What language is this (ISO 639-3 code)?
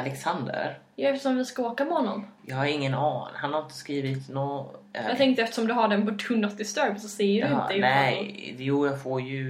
swe